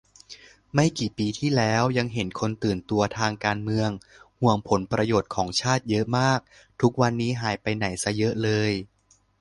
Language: Thai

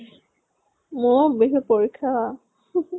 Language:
Assamese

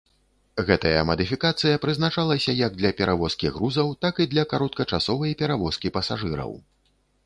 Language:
Belarusian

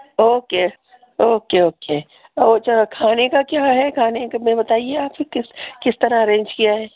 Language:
Urdu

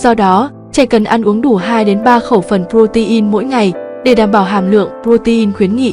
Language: Vietnamese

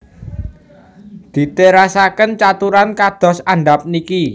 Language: Javanese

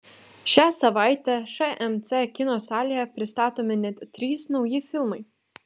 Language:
Lithuanian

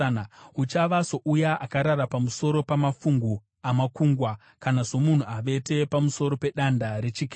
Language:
Shona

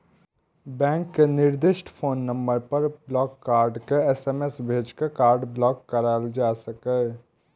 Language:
Maithili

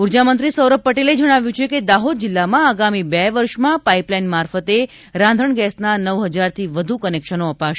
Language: Gujarati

